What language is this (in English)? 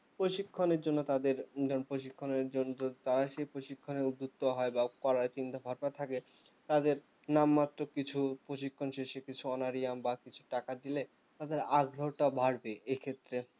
Bangla